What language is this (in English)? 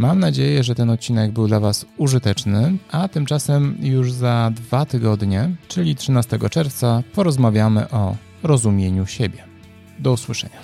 Polish